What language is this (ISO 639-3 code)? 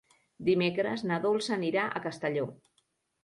cat